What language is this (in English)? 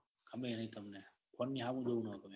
Gujarati